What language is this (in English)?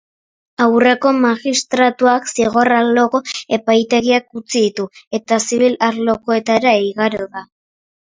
Basque